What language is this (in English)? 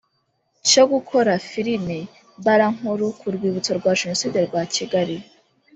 Kinyarwanda